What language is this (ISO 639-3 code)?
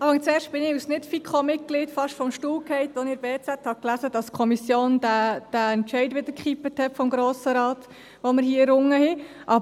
gsw